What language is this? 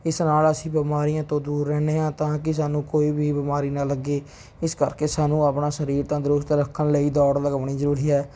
Punjabi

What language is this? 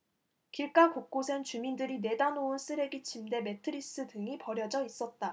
Korean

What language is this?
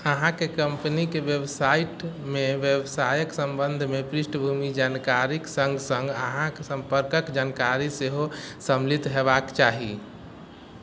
Maithili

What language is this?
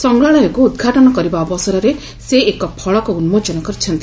Odia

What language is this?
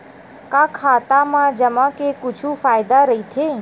Chhattisgarhi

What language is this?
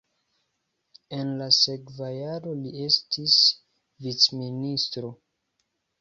Esperanto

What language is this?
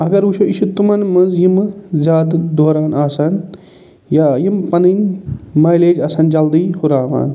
Kashmiri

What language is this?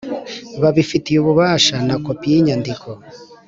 Kinyarwanda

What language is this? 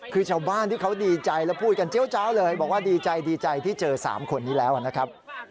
Thai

